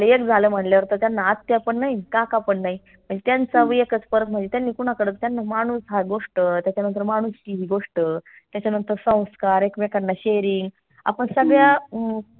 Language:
Marathi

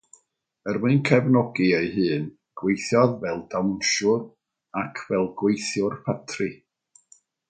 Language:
Welsh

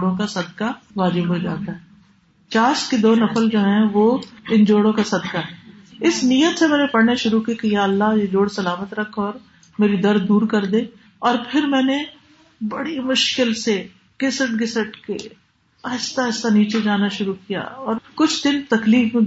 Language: Urdu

